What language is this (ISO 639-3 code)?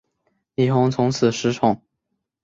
zho